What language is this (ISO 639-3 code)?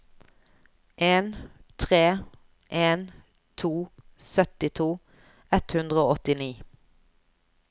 nor